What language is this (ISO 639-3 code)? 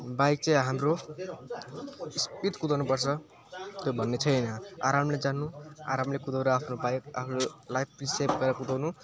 nep